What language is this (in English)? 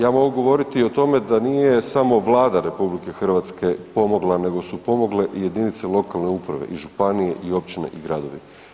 Croatian